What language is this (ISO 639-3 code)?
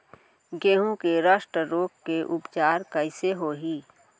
hne